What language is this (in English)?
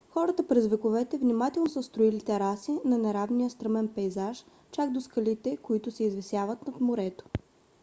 Bulgarian